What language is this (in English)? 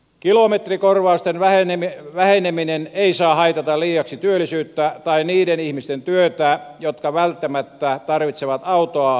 Finnish